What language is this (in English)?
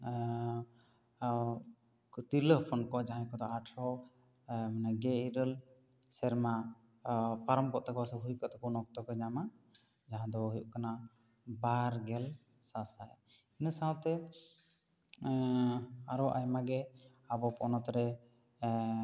Santali